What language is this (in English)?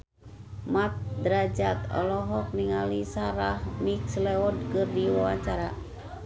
Sundanese